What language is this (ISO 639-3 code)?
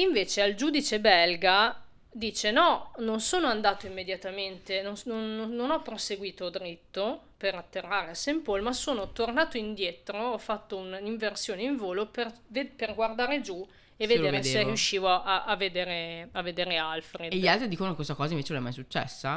ita